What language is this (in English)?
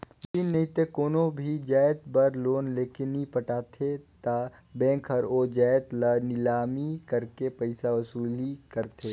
Chhattisgarhi